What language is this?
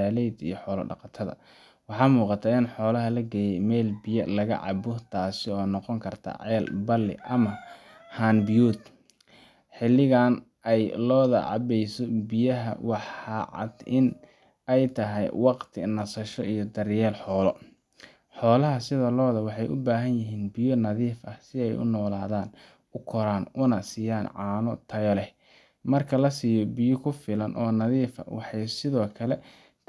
Somali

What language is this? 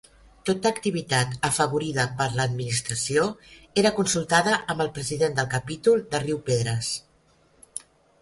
Catalan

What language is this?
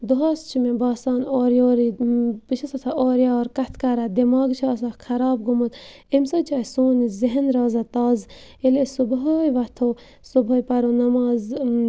Kashmiri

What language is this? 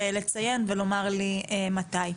Hebrew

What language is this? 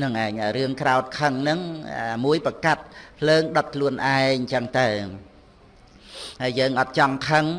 Vietnamese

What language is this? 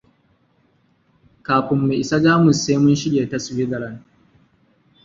Hausa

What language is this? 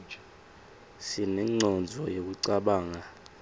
Swati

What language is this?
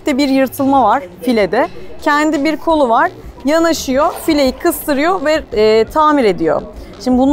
Turkish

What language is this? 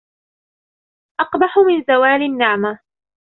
Arabic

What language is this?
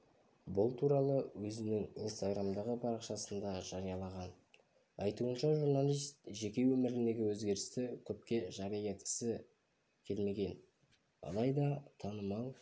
Kazakh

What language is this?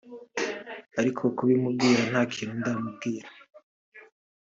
Kinyarwanda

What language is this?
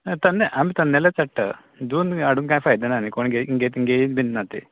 Konkani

